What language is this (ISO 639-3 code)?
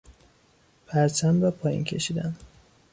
fas